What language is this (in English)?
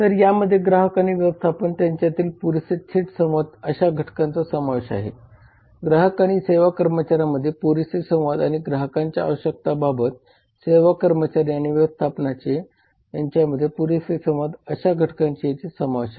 Marathi